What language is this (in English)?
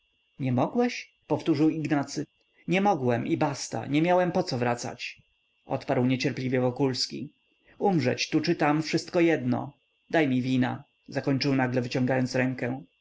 Polish